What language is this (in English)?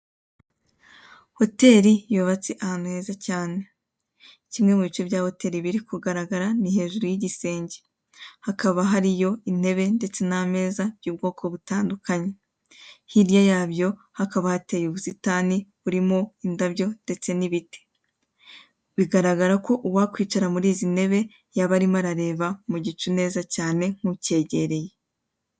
Kinyarwanda